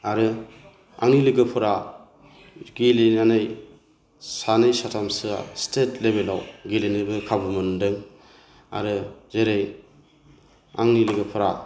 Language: Bodo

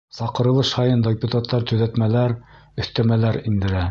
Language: Bashkir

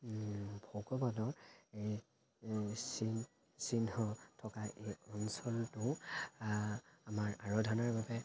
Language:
Assamese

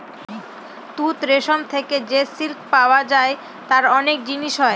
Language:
Bangla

